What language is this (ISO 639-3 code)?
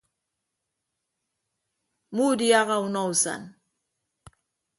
ibb